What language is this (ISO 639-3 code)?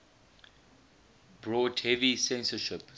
eng